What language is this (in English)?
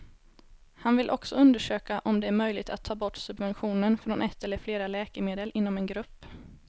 Swedish